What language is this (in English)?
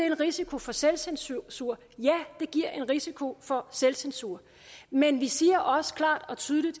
Danish